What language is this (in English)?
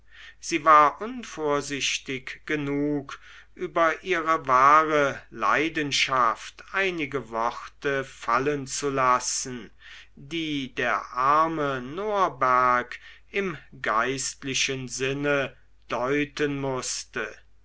German